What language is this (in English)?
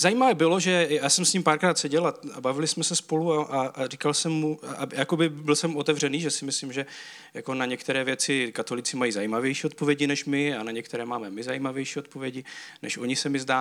Czech